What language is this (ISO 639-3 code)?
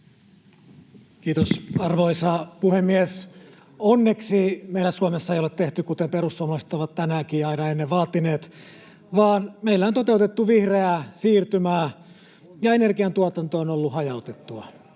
fin